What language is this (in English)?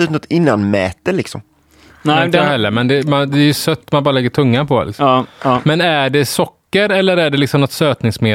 Swedish